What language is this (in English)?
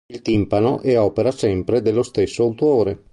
Italian